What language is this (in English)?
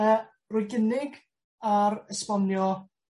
Welsh